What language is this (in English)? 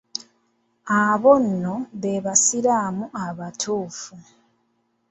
Ganda